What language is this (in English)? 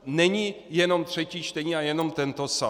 Czech